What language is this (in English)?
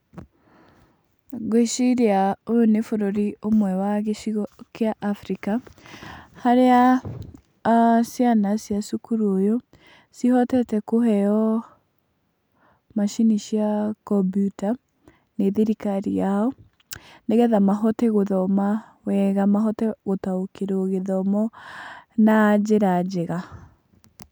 Kikuyu